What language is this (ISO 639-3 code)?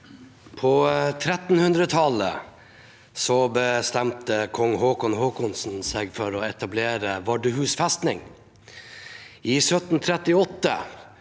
nor